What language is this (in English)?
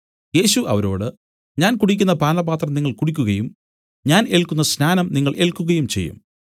Malayalam